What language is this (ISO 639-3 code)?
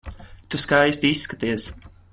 lav